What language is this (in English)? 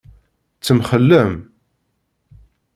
Kabyle